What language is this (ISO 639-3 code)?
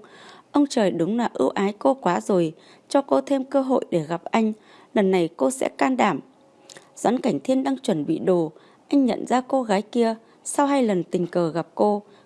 vie